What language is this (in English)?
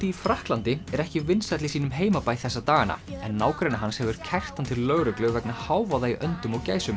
Icelandic